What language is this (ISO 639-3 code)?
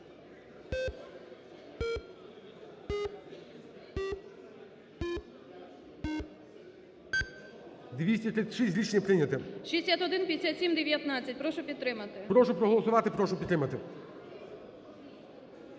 ukr